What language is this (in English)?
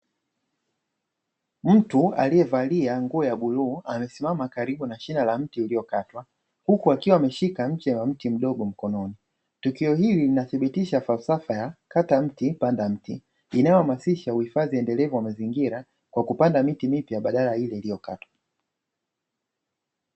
Swahili